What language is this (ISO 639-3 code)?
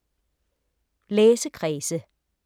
dan